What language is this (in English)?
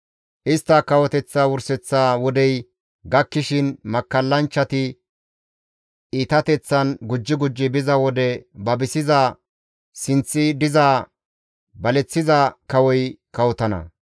Gamo